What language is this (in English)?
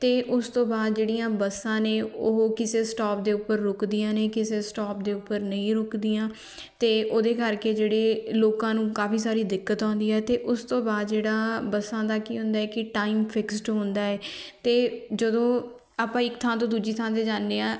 Punjabi